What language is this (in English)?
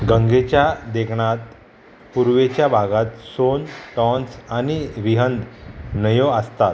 Konkani